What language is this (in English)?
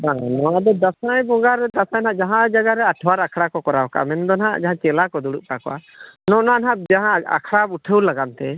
Santali